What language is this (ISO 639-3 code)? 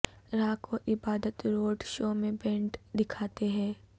urd